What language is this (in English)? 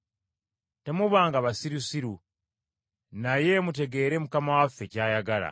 Ganda